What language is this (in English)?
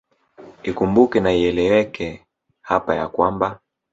Swahili